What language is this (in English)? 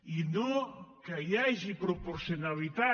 Catalan